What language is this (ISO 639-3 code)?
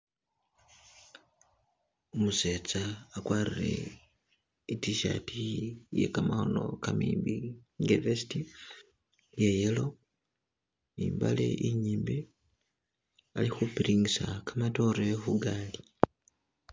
myx